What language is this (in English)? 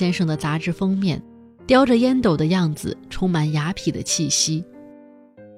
Chinese